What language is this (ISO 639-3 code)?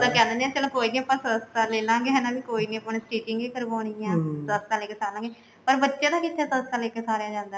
pan